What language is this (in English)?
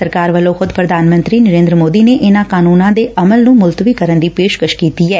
Punjabi